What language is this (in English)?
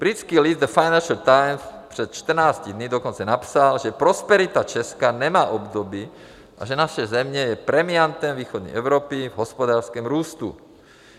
Czech